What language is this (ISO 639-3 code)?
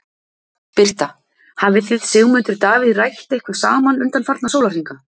isl